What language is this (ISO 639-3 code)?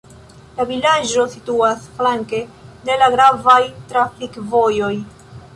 epo